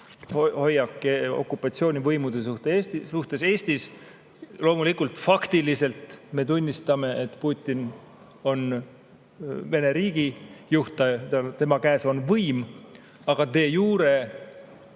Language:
Estonian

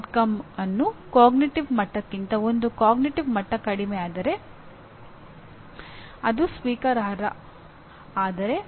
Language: Kannada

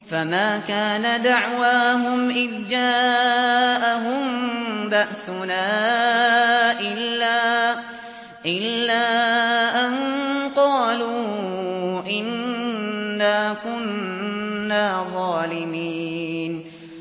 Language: Arabic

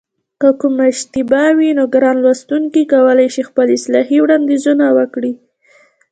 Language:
Pashto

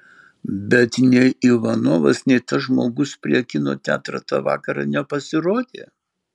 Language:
Lithuanian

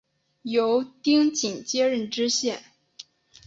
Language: Chinese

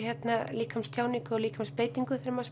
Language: Icelandic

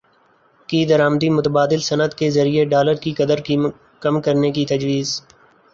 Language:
Urdu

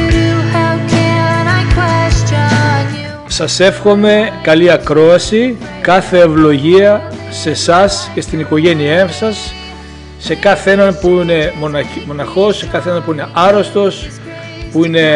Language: Greek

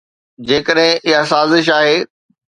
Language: Sindhi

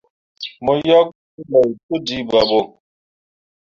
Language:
Mundang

